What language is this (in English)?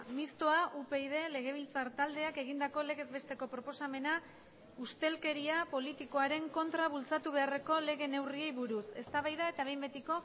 Basque